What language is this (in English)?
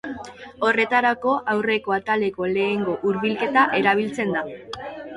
Basque